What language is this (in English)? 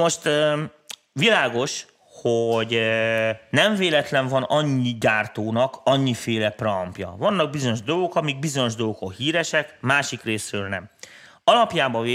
Hungarian